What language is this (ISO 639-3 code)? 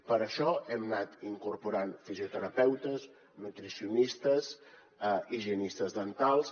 cat